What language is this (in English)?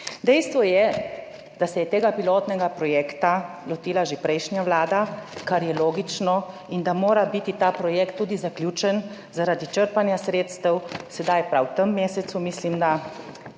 Slovenian